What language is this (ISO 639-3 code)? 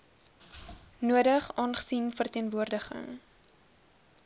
afr